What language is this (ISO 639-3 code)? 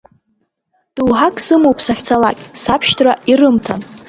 abk